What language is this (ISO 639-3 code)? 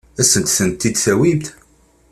kab